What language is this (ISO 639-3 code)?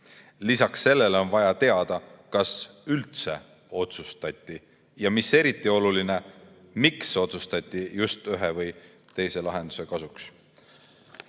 est